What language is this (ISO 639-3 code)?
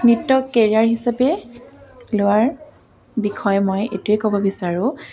asm